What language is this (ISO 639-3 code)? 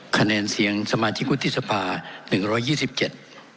tha